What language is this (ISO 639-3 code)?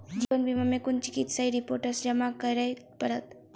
mai